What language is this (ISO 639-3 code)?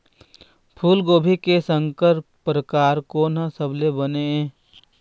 hne